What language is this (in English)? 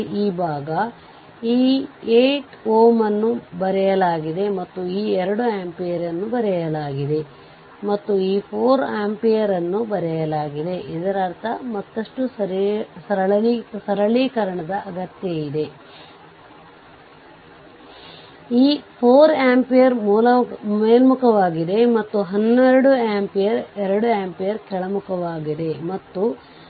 Kannada